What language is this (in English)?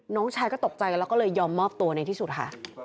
Thai